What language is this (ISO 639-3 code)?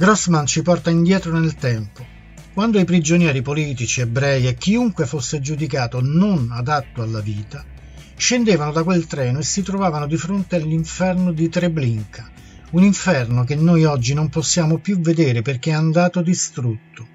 ita